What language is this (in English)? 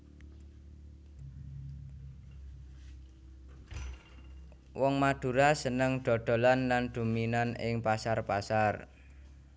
Javanese